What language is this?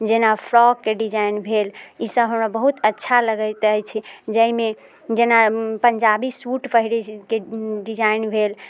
Maithili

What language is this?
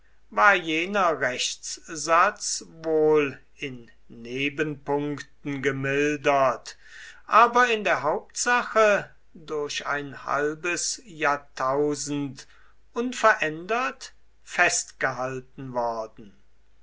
German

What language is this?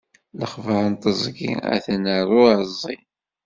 Kabyle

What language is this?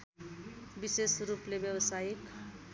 Nepali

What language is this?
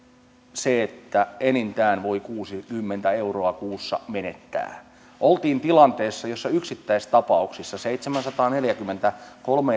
Finnish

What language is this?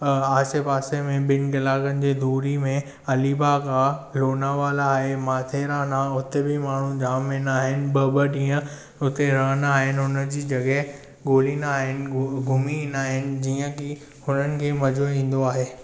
Sindhi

